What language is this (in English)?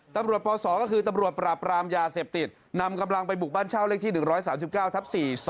Thai